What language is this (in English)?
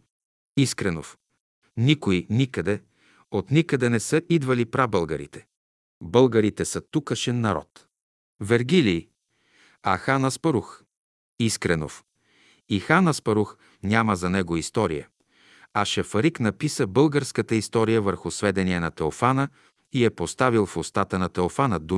Bulgarian